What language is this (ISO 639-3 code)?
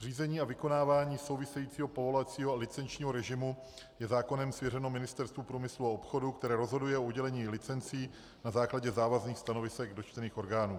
ces